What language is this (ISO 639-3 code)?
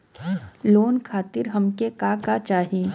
bho